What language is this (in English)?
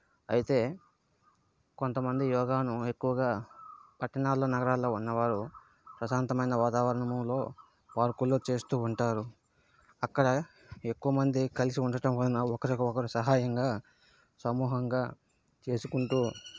Telugu